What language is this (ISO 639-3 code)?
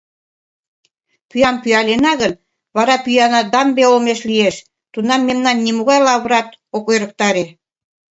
chm